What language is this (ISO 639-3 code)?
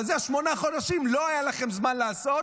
heb